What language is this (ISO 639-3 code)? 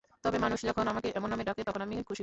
ben